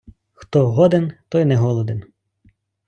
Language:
Ukrainian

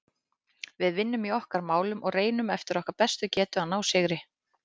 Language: Icelandic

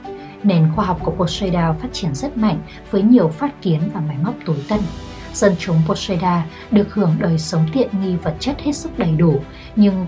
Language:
Vietnamese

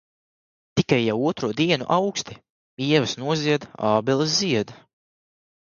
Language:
Latvian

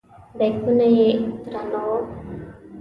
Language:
Pashto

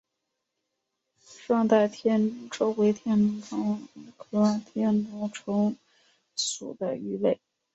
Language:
Chinese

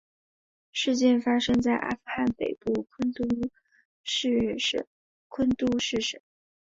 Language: Chinese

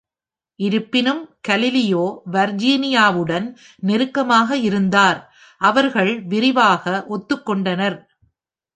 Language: Tamil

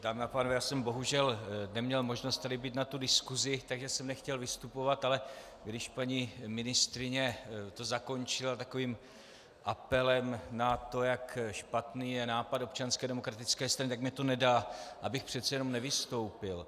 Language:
Czech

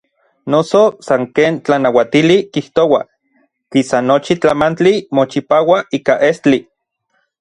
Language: Orizaba Nahuatl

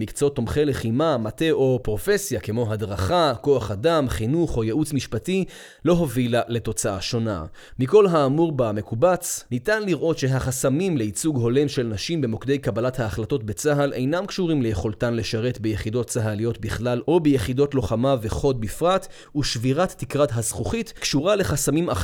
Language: Hebrew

